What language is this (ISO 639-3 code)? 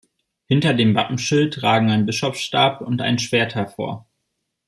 deu